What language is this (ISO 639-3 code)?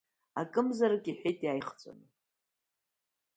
abk